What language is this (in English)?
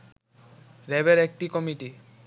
Bangla